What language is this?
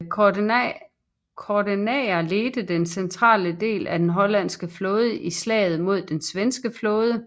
Danish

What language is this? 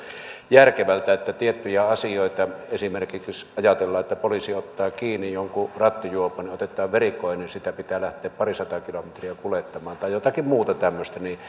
Finnish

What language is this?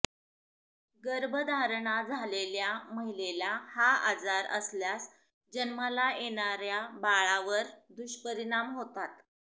Marathi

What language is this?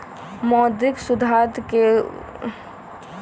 Magahi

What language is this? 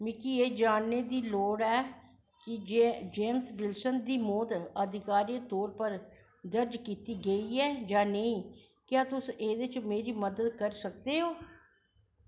Dogri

